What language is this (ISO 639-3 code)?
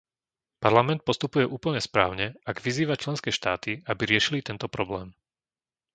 slk